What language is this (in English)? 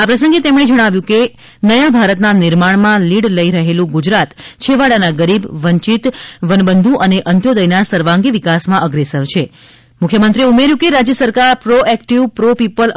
Gujarati